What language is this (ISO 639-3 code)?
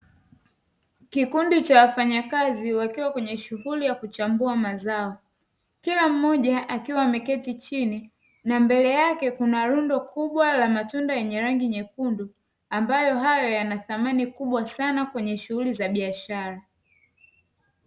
swa